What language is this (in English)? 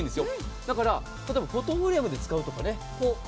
Japanese